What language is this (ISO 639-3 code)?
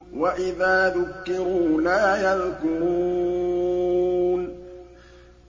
ara